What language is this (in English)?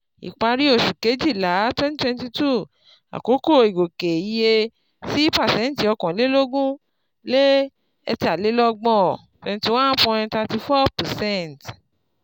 Yoruba